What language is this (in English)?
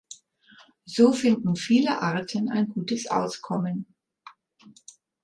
German